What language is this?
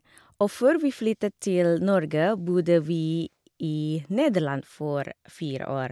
Norwegian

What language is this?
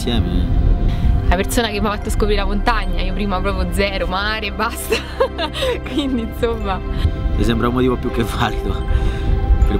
Italian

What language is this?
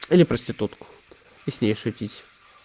Russian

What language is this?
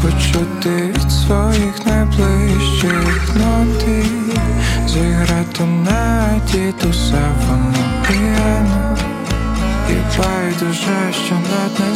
Ukrainian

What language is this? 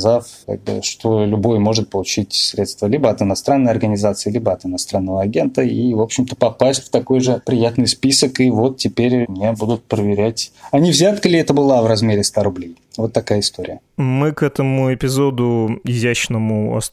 Russian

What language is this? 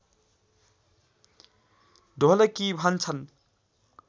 Nepali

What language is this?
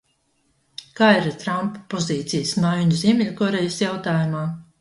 Latvian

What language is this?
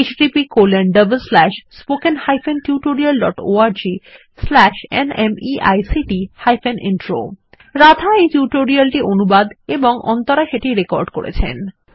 Bangla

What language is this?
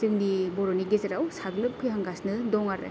Bodo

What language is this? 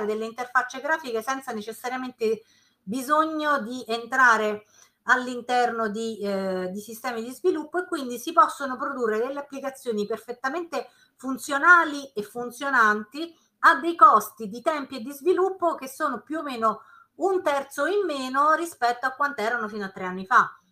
Italian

